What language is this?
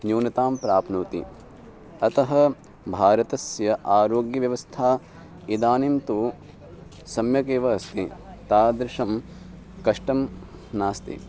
Sanskrit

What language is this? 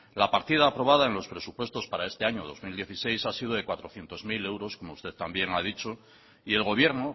Spanish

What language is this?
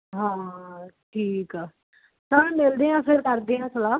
Punjabi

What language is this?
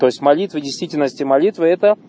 Russian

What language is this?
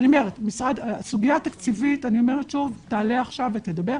Hebrew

